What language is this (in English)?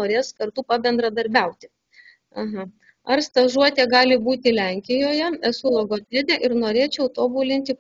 Lithuanian